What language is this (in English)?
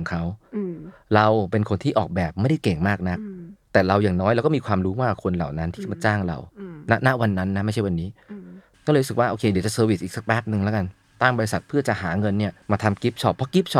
Thai